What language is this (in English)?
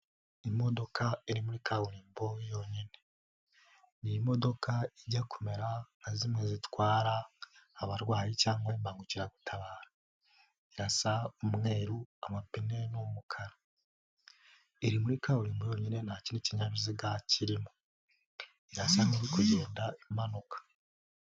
Kinyarwanda